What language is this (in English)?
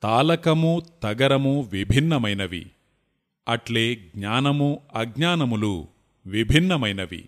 Telugu